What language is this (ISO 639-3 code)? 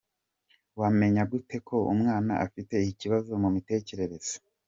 kin